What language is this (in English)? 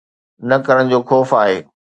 Sindhi